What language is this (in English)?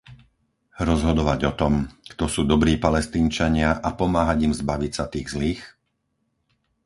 Slovak